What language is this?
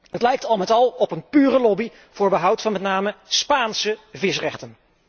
Dutch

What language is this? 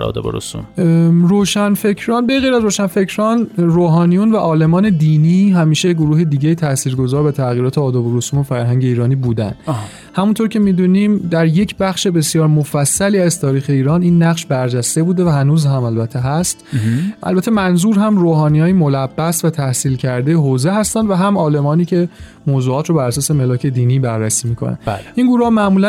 Persian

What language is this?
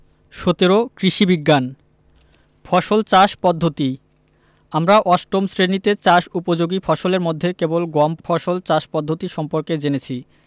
Bangla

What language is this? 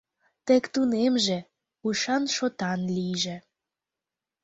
Mari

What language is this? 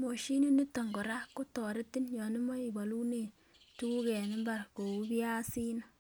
Kalenjin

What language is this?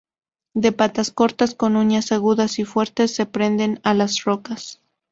Spanish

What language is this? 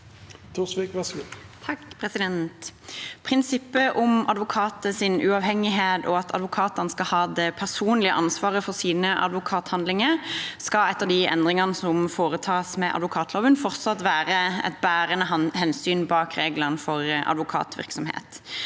Norwegian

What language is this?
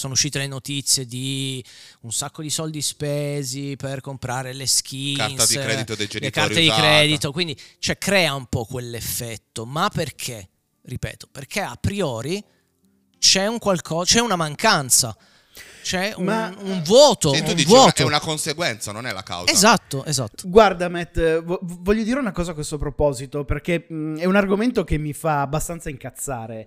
Italian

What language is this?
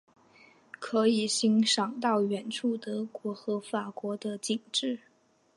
Chinese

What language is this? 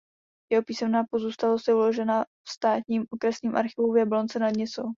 Czech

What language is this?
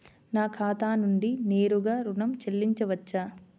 Telugu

